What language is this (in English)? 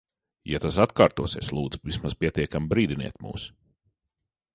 Latvian